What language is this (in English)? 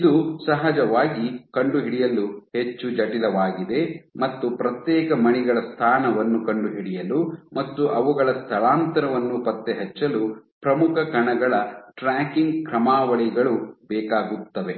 Kannada